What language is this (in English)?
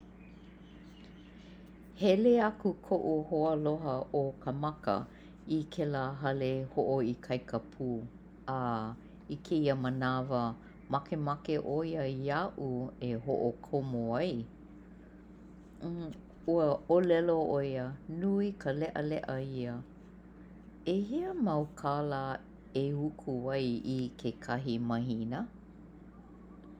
Hawaiian